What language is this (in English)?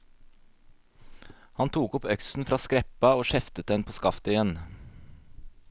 Norwegian